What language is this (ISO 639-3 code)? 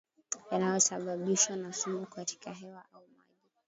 swa